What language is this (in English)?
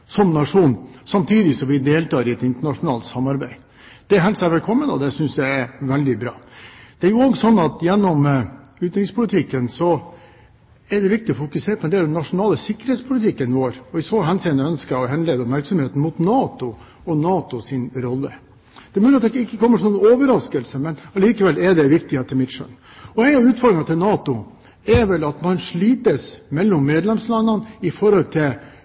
Norwegian Bokmål